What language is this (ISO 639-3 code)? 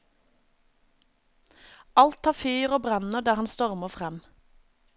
nor